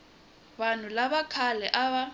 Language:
Tsonga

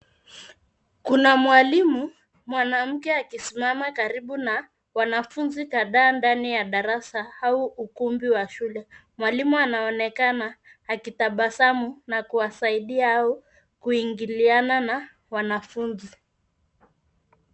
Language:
Swahili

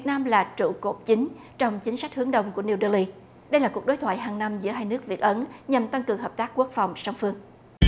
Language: Vietnamese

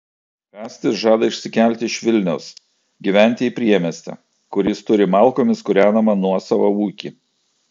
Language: Lithuanian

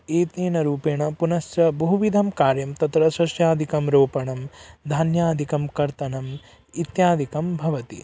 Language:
Sanskrit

